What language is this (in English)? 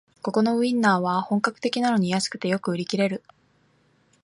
Japanese